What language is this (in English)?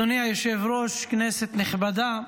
Hebrew